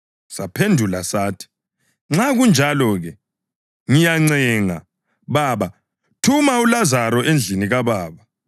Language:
North Ndebele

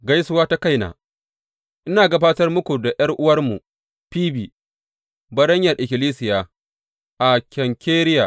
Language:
Hausa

